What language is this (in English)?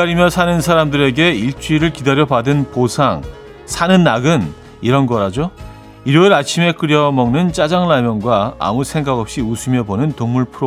Korean